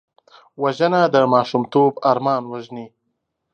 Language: Pashto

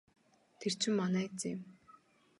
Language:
Mongolian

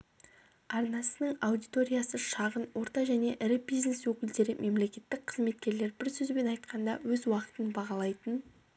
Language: Kazakh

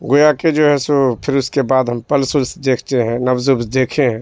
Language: Urdu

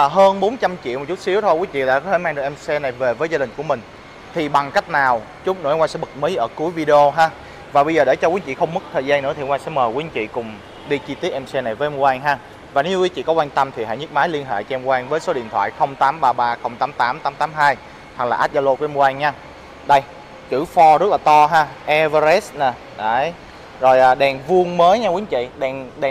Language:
Vietnamese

